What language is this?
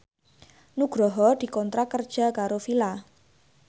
Javanese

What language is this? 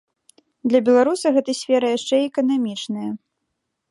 Belarusian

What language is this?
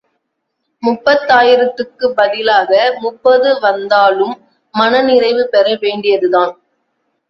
Tamil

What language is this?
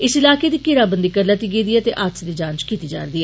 Dogri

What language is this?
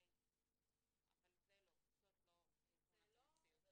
Hebrew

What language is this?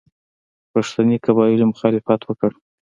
Pashto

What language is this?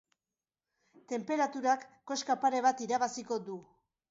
Basque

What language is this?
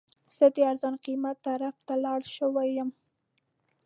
Pashto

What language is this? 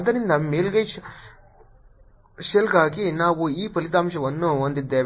Kannada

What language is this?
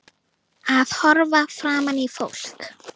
Icelandic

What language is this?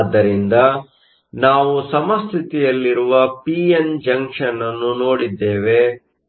Kannada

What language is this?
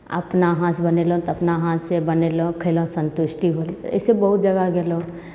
Maithili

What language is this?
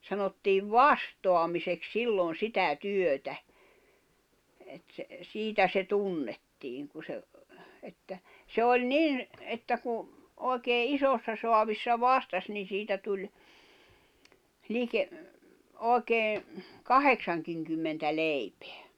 Finnish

